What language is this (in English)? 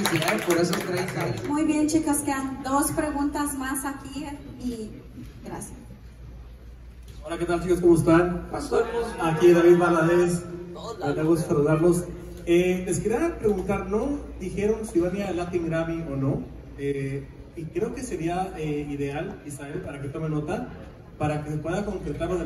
Spanish